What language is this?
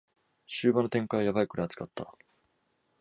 Japanese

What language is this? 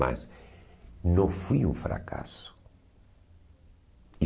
Portuguese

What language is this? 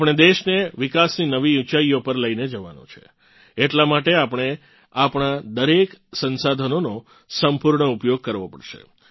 Gujarati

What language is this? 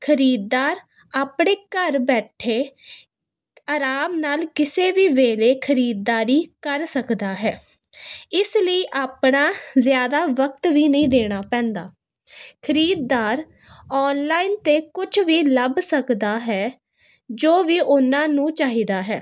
Punjabi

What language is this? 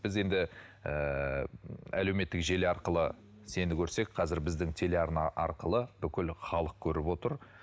Kazakh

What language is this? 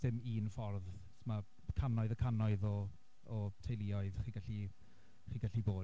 Welsh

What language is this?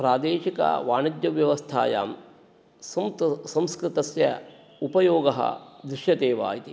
Sanskrit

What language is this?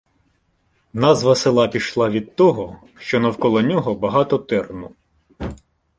Ukrainian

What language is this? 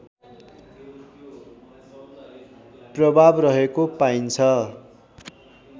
Nepali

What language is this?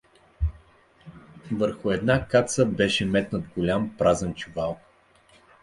Bulgarian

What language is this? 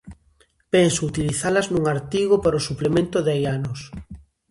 Galician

